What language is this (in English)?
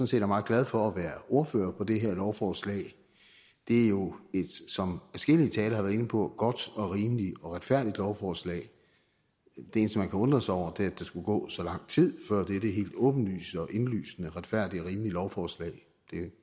Danish